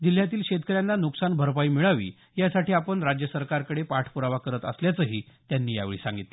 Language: Marathi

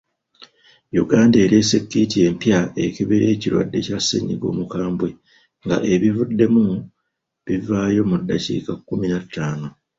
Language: Ganda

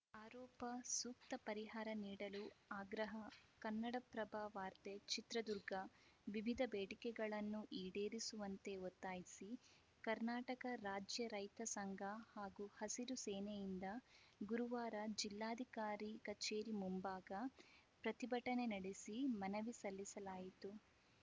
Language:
Kannada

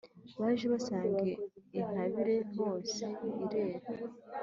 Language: Kinyarwanda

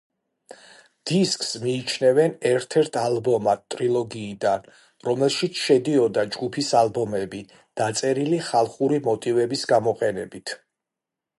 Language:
Georgian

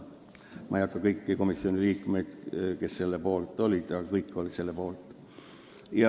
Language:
Estonian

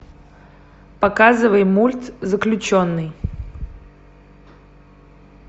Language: Russian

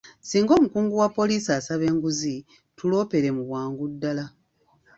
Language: Ganda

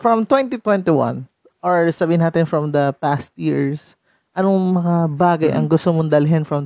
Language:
Filipino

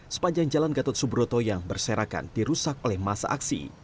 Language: Indonesian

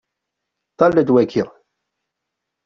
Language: Kabyle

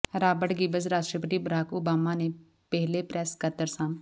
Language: Punjabi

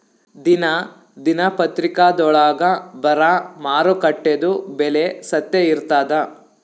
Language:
Kannada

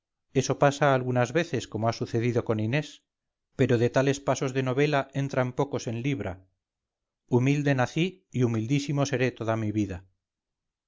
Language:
Spanish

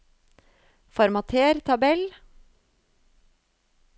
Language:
Norwegian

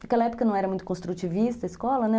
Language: Portuguese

